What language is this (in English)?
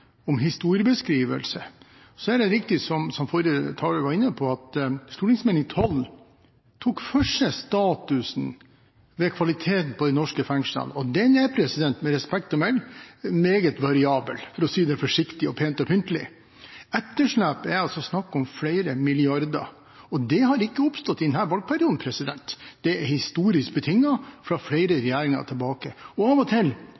Norwegian Bokmål